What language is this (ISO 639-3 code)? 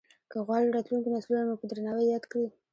pus